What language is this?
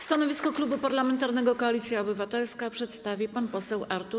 Polish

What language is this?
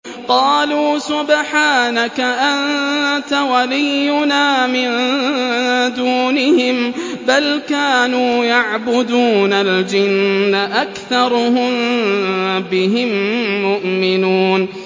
Arabic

